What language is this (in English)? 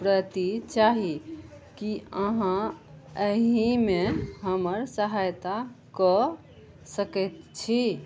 Maithili